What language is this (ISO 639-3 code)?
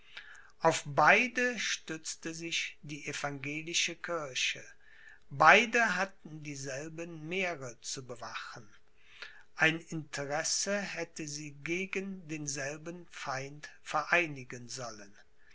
deu